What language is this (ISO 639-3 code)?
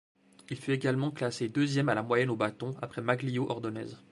fra